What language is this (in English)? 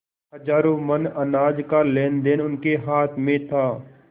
Hindi